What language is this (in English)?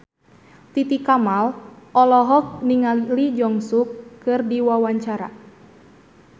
Sundanese